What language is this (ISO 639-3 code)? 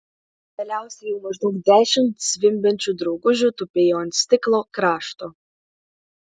lit